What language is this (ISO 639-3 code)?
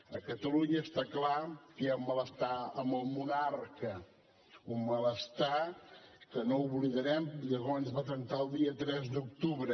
cat